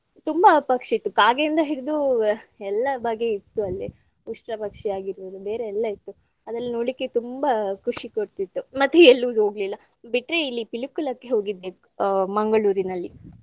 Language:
Kannada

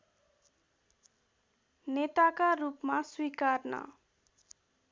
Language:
Nepali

